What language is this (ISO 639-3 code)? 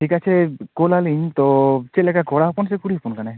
sat